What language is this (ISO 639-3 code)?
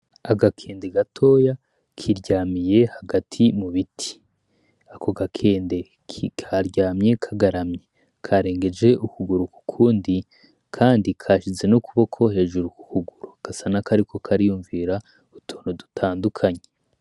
run